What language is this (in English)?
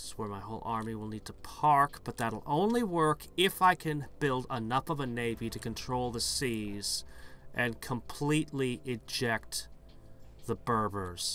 English